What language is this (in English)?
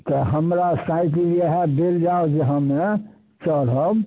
Maithili